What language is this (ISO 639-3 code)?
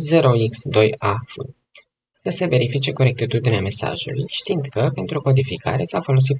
ron